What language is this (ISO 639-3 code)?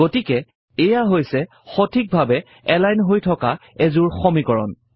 asm